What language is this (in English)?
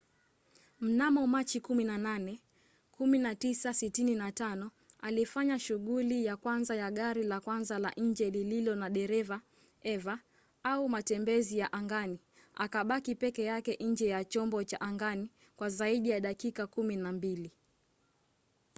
Swahili